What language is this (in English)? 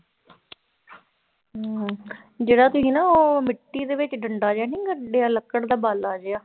Punjabi